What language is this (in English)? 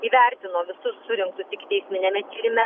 Lithuanian